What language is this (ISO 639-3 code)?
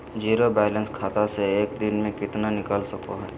mag